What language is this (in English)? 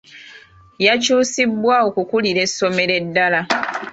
Ganda